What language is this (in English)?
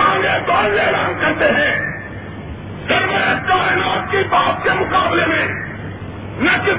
Urdu